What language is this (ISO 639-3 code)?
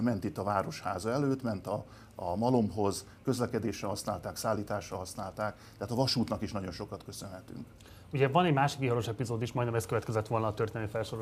hun